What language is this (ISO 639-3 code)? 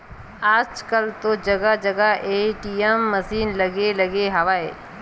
hne